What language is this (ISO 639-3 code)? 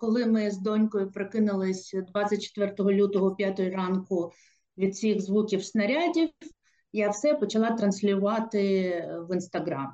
ukr